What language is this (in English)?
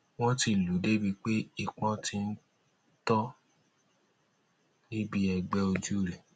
Yoruba